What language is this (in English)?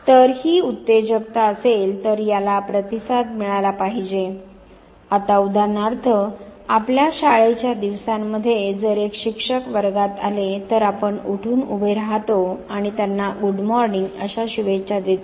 Marathi